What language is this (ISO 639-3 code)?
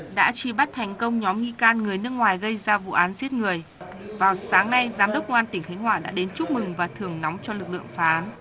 vie